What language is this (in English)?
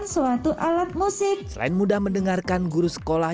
Indonesian